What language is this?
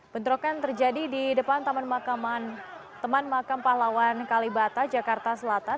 Indonesian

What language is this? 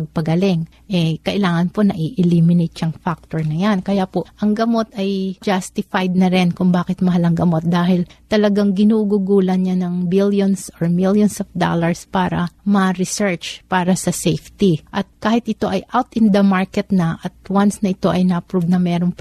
Filipino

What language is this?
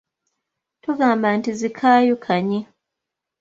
Ganda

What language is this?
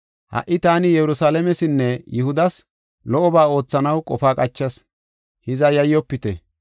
Gofa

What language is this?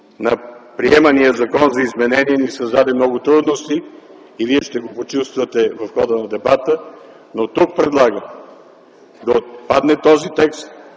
Bulgarian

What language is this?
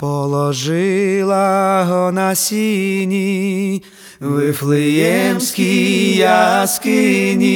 Ukrainian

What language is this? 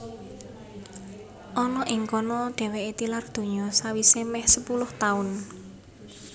Javanese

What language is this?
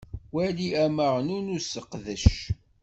Kabyle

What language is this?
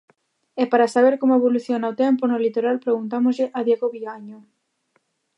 Galician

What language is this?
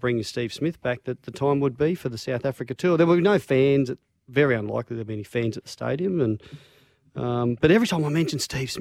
English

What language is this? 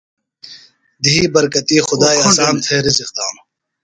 Phalura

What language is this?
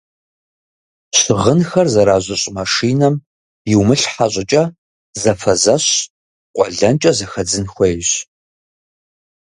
Kabardian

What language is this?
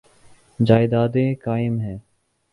Urdu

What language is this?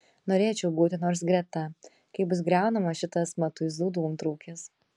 Lithuanian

